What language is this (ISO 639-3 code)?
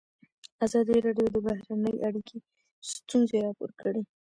pus